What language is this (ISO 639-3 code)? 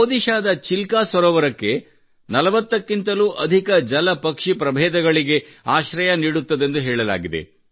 kan